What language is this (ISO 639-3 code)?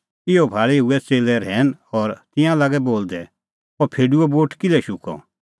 kfx